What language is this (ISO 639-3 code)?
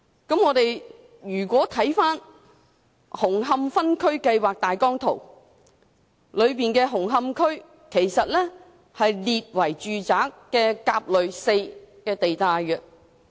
yue